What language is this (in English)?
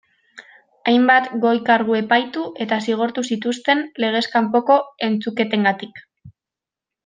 Basque